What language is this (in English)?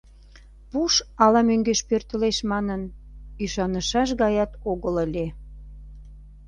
Mari